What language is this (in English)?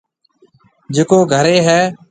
Marwari (Pakistan)